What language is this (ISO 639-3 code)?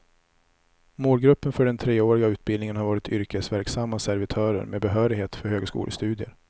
swe